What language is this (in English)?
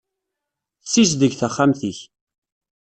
Kabyle